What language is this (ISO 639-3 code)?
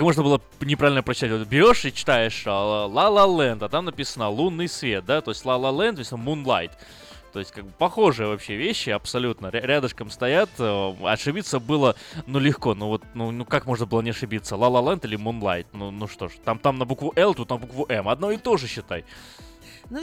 rus